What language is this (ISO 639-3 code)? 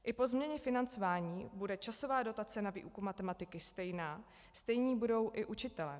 ces